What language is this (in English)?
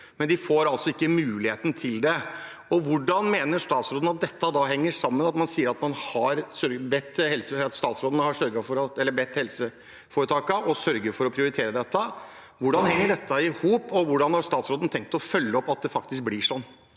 Norwegian